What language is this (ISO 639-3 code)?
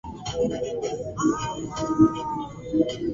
swa